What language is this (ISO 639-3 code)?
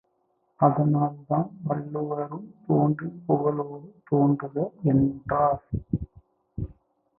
tam